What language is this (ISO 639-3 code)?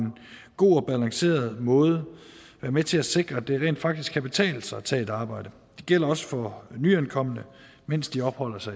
dan